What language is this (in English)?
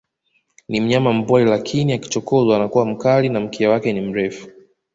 Swahili